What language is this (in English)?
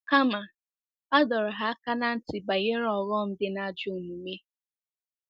Igbo